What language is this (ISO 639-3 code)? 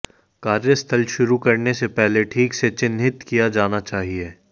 hin